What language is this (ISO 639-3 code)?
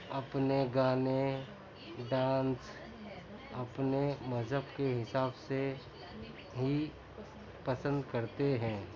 urd